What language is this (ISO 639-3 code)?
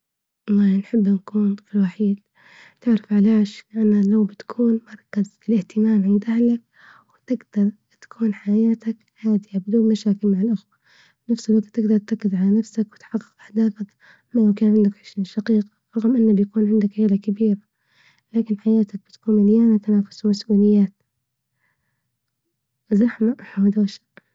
ayl